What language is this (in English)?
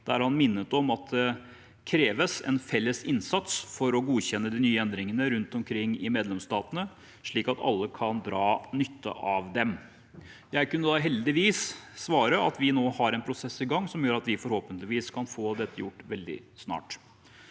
Norwegian